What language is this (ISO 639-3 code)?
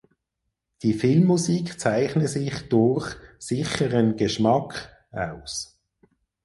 deu